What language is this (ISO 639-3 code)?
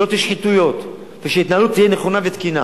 heb